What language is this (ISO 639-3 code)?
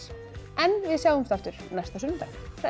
isl